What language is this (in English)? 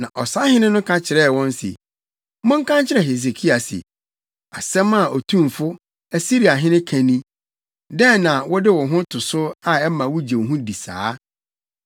Akan